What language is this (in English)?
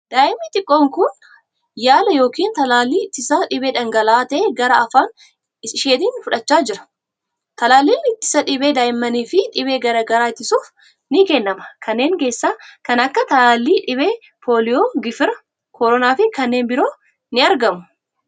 Oromo